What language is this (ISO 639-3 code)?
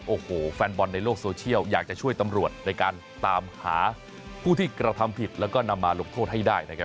tha